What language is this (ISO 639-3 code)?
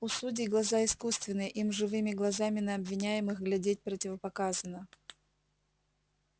rus